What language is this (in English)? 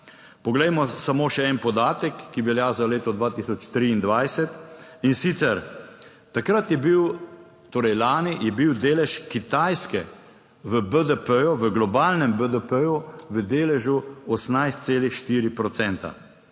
Slovenian